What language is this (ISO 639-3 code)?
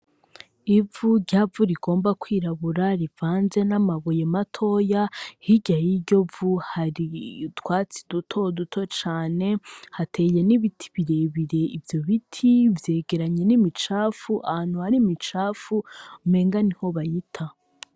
run